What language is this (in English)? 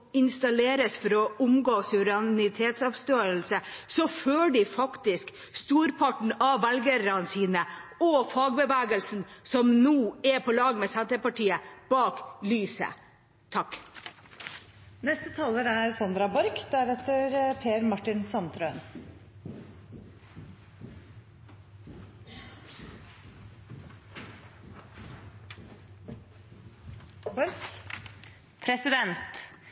Norwegian Bokmål